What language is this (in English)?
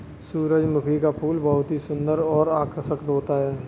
Hindi